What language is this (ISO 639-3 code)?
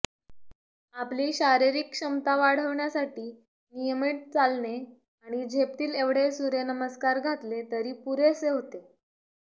mar